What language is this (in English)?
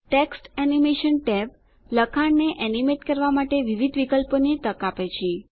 Gujarati